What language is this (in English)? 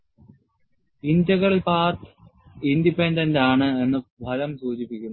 Malayalam